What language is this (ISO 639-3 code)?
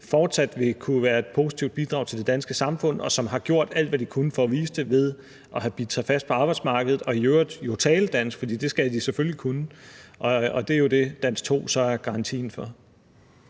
dan